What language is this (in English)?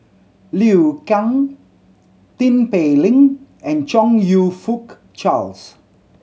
English